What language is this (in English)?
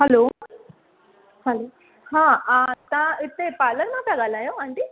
Sindhi